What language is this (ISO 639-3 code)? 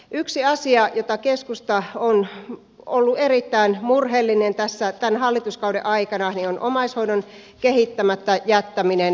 fin